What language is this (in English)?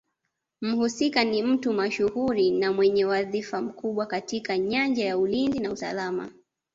Swahili